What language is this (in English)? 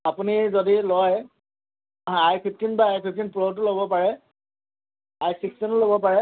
Assamese